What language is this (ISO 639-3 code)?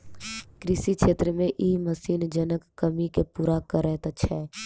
mai